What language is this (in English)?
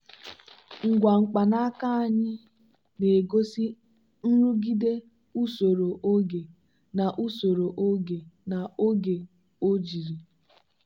Igbo